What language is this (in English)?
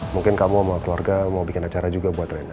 Indonesian